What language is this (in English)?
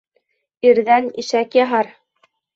Bashkir